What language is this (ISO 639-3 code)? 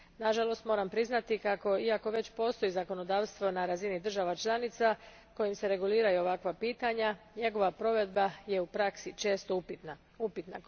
hrv